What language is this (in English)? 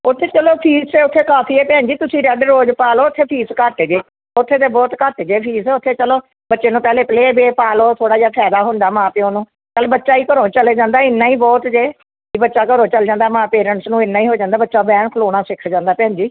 Punjabi